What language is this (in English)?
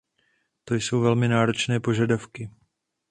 Czech